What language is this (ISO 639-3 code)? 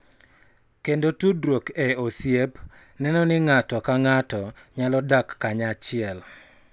luo